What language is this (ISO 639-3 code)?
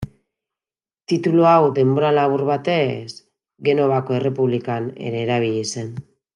eus